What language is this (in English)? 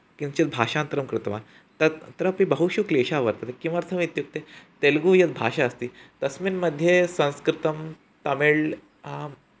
Sanskrit